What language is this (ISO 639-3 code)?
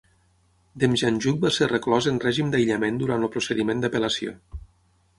cat